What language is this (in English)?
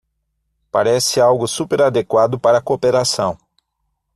Portuguese